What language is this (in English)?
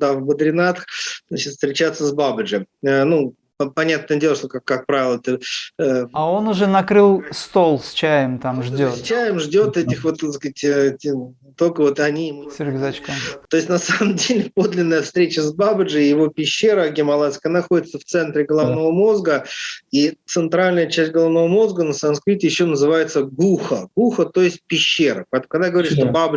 Russian